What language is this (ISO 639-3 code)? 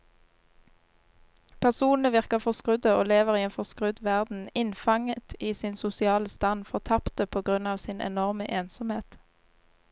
nor